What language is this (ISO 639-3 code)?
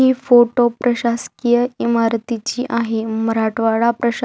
mar